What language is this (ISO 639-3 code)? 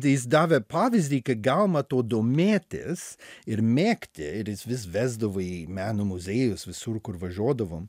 lit